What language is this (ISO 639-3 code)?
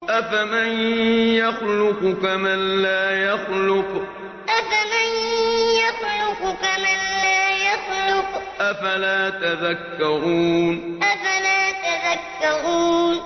ara